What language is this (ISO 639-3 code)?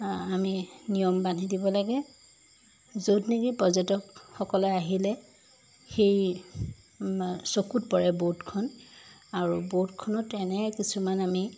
asm